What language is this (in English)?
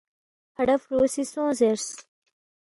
Balti